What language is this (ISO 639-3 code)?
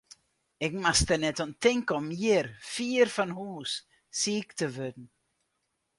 fry